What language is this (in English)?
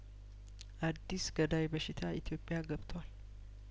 Amharic